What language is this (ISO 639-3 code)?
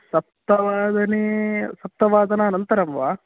san